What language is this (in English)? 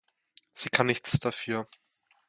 German